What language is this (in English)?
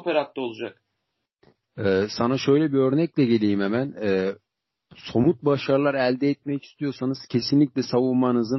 Turkish